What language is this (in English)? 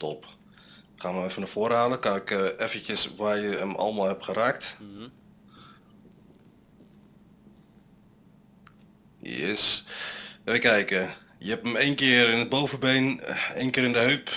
Dutch